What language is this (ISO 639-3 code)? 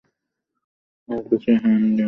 ben